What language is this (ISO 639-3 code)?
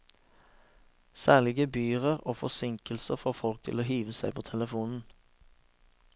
nor